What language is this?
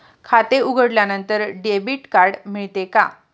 Marathi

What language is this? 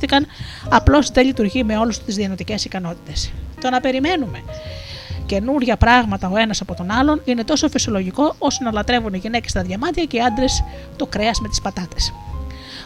Greek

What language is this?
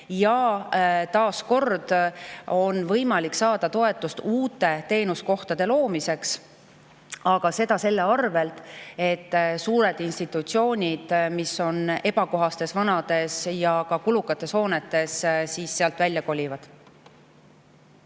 Estonian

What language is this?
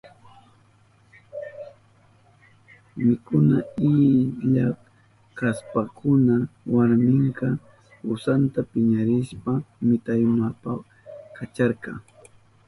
Southern Pastaza Quechua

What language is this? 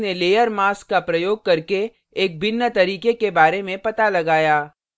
Hindi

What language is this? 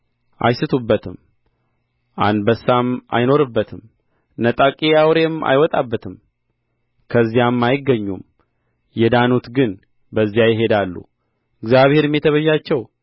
Amharic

